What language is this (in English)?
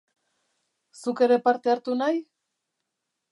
Basque